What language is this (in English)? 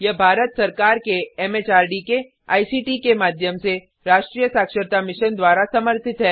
Hindi